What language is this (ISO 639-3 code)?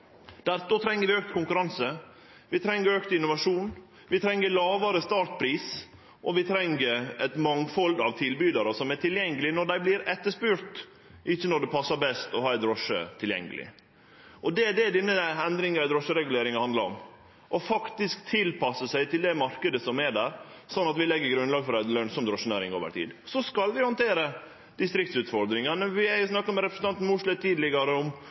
nno